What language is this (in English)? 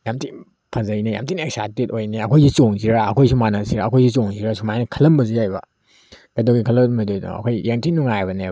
Manipuri